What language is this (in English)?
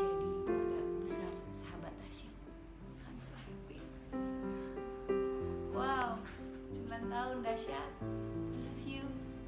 Indonesian